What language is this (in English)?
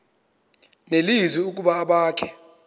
Xhosa